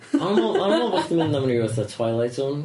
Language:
Welsh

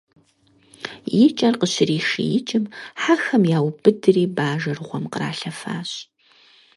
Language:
Kabardian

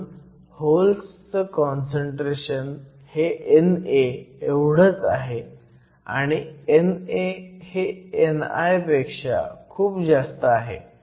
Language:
Marathi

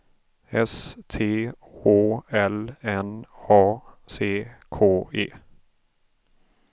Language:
Swedish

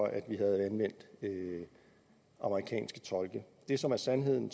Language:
Danish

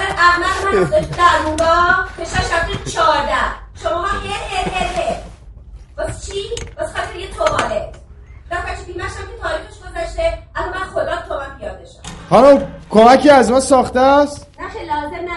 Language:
Persian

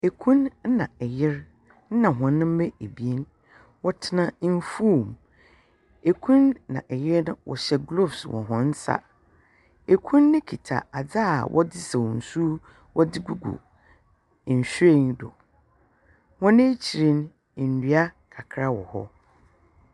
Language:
Akan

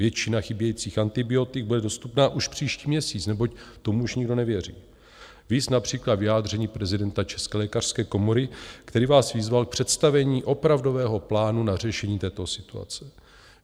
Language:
Czech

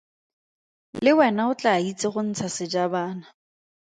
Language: Tswana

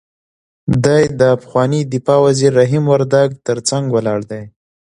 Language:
Pashto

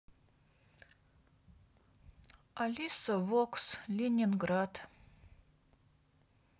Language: Russian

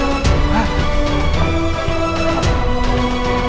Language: Indonesian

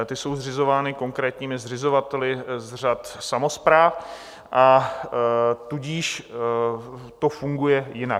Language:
Czech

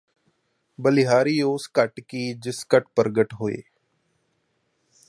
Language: Punjabi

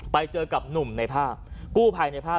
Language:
Thai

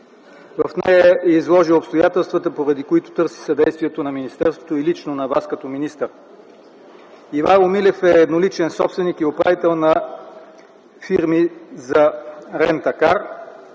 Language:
Bulgarian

